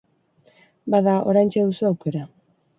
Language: Basque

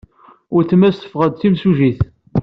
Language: Kabyle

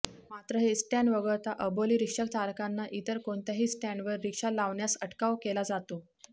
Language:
Marathi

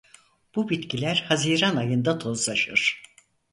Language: Turkish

